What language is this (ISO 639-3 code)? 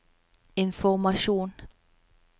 nor